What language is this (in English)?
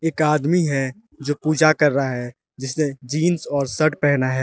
Hindi